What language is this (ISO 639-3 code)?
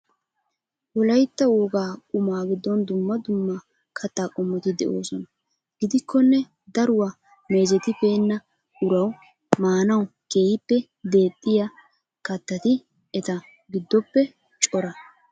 wal